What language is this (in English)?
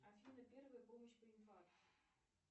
Russian